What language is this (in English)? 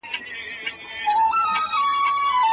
Pashto